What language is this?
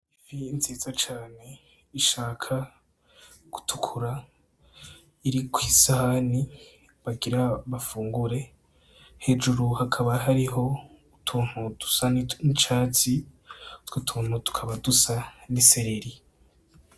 Rundi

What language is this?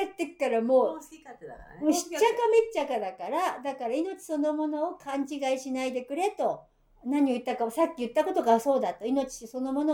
Japanese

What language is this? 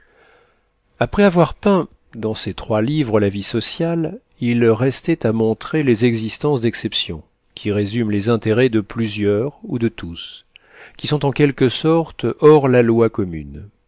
French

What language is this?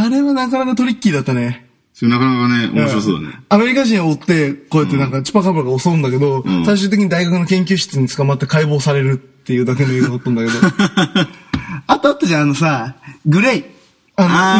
Japanese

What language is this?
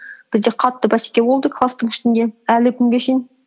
Kazakh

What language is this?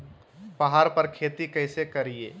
Magahi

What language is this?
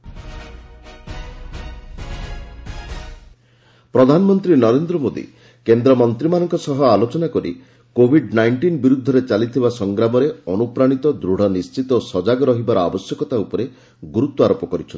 Odia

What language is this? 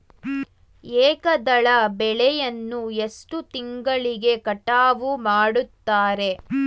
Kannada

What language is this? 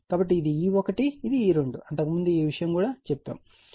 Telugu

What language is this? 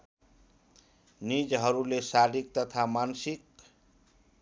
Nepali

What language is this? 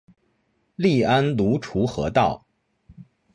Chinese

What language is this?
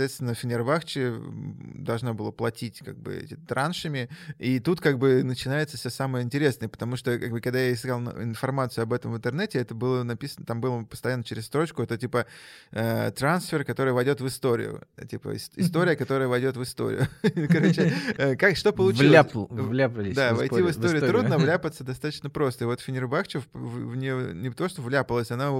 Russian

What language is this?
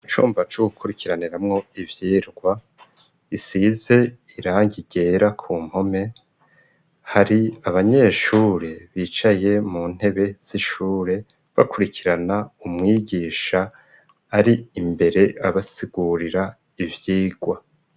Rundi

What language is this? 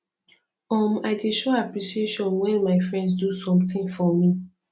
Nigerian Pidgin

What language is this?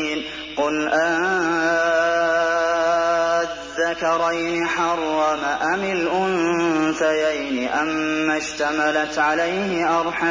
Arabic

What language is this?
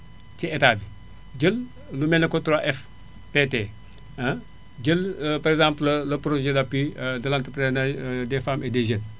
Wolof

